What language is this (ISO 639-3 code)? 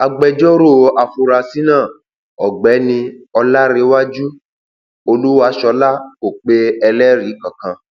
yor